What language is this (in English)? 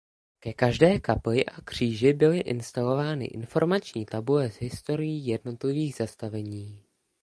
Czech